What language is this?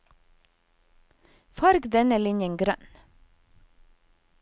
Norwegian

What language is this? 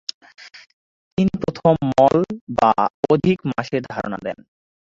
Bangla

